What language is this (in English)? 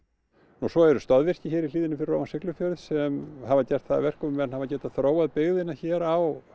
Icelandic